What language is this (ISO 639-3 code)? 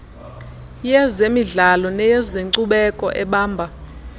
xho